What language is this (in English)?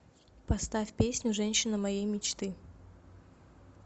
Russian